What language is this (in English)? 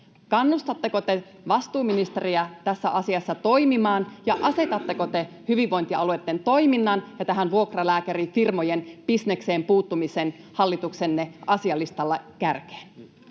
Finnish